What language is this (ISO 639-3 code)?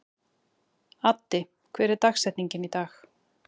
isl